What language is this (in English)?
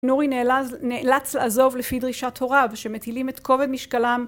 Hebrew